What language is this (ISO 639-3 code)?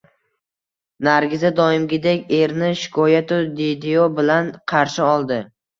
uzb